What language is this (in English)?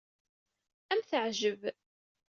Kabyle